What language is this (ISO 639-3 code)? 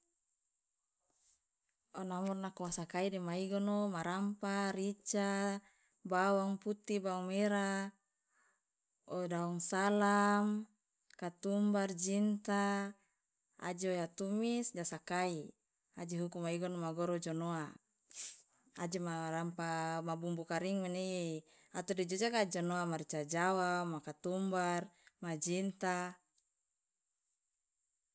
loa